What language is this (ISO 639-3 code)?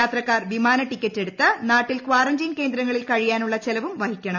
mal